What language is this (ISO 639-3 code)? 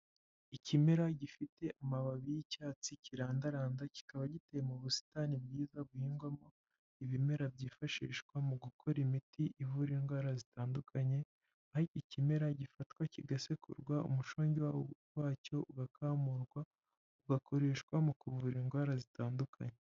kin